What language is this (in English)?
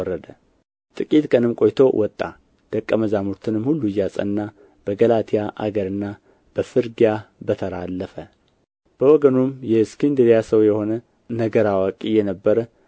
Amharic